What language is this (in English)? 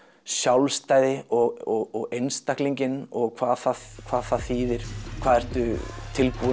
Icelandic